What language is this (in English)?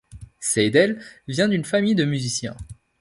French